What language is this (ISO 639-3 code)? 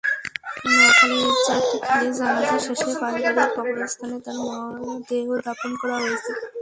ben